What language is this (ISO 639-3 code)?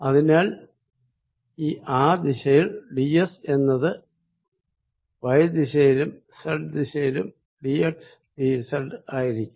mal